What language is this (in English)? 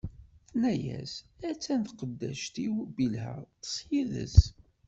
Kabyle